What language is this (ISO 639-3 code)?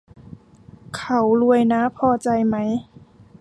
tha